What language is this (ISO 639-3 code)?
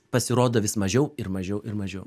lit